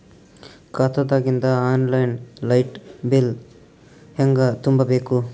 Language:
Kannada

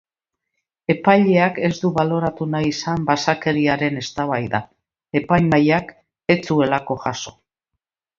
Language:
Basque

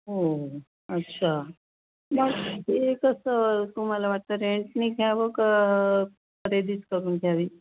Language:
Marathi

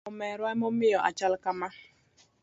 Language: Luo (Kenya and Tanzania)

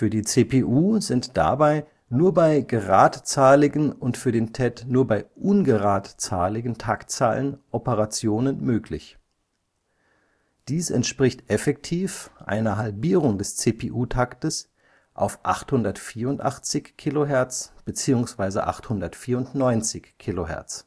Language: German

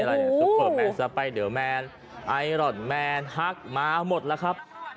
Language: Thai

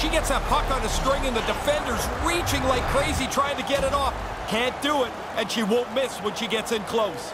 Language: English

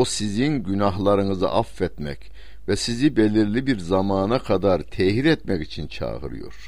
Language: Turkish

